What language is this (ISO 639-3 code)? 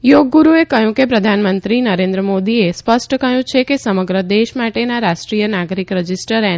guj